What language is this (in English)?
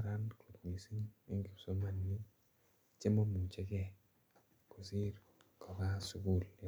Kalenjin